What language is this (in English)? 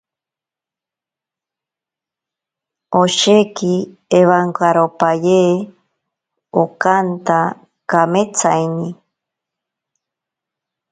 Ashéninka Perené